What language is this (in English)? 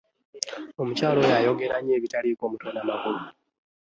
Ganda